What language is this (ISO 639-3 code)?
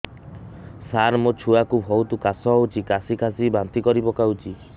ori